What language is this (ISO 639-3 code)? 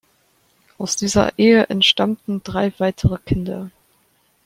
deu